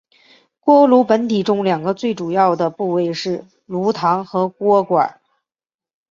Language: Chinese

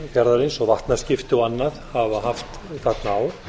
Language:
Icelandic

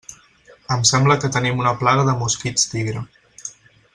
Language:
Catalan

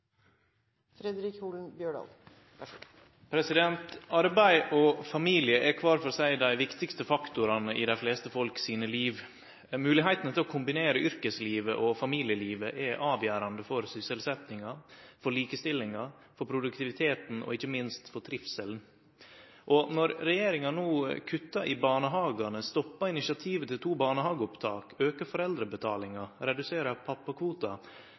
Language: Norwegian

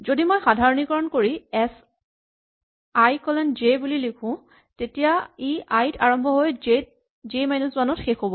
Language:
Assamese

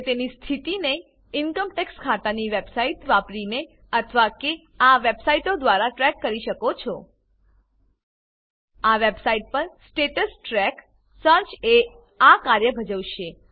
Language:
Gujarati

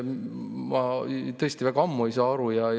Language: Estonian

